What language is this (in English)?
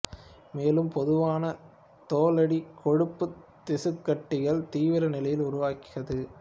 Tamil